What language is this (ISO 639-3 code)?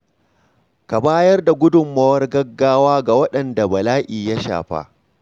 hau